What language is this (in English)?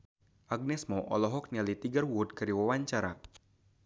Sundanese